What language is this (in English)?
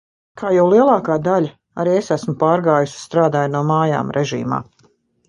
Latvian